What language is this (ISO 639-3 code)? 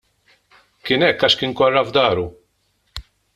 mlt